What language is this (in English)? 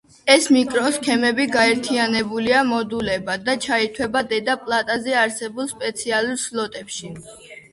Georgian